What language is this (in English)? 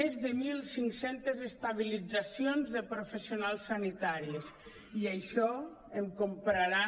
Catalan